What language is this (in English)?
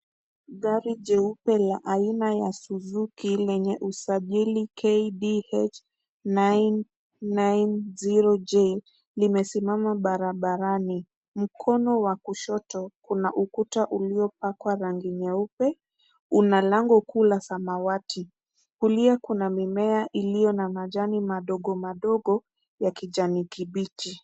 Swahili